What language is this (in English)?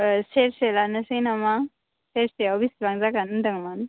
Bodo